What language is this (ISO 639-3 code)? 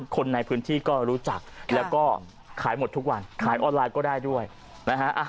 tha